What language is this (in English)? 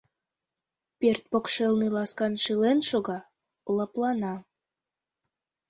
Mari